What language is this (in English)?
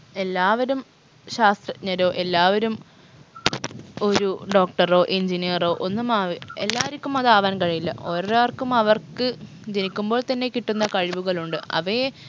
Malayalam